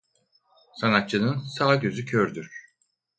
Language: Turkish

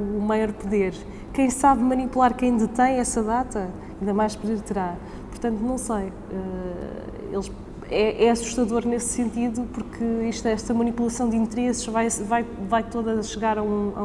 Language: Portuguese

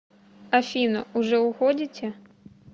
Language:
Russian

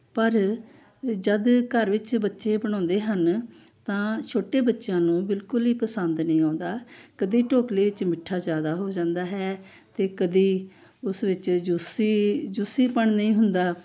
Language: Punjabi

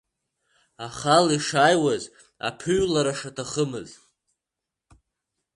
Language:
Abkhazian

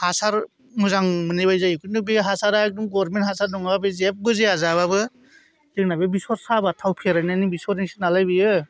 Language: Bodo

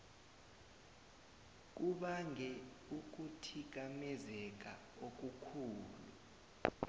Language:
South Ndebele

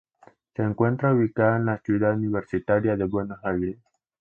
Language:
Spanish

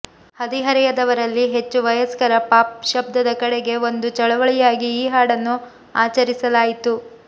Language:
Kannada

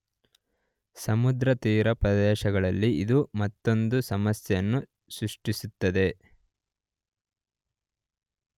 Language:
Kannada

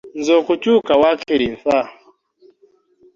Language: Ganda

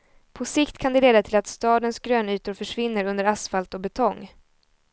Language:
Swedish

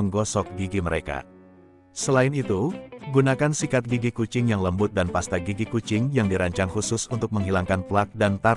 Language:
Indonesian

